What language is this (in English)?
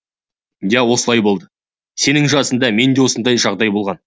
Kazakh